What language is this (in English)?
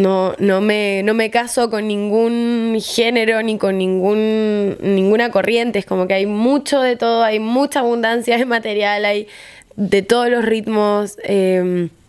Spanish